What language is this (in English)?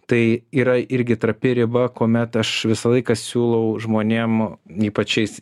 Lithuanian